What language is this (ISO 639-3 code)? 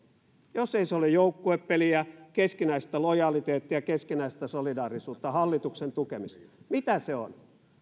fin